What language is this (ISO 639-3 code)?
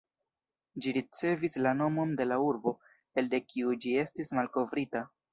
epo